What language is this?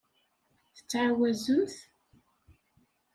Kabyle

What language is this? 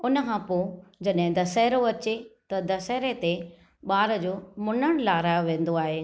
Sindhi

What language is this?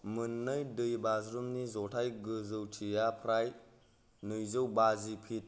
Bodo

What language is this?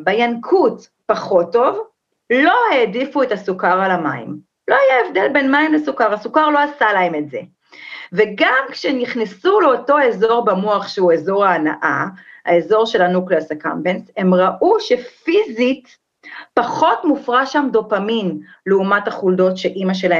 Hebrew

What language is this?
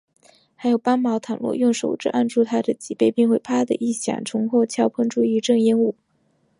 Chinese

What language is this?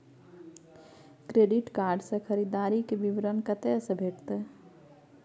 Maithili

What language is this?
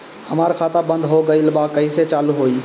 Bhojpuri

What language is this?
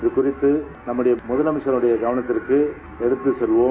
Tamil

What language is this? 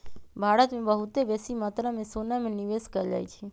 Magahi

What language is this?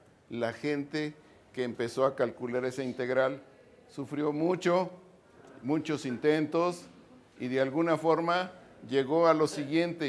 Spanish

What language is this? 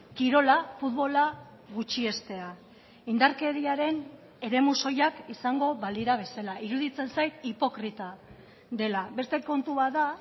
Basque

